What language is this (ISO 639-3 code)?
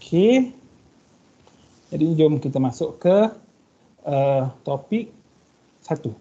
msa